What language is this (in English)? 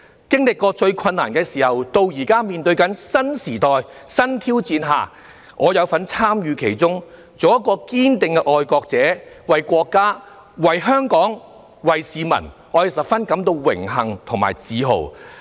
Cantonese